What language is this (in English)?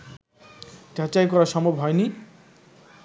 Bangla